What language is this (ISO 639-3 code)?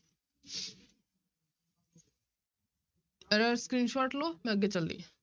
pan